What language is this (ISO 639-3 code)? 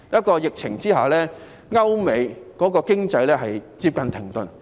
yue